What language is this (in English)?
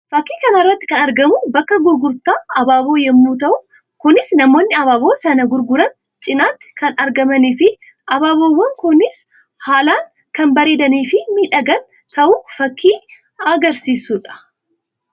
Oromo